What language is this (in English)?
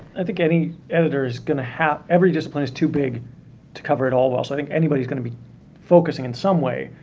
English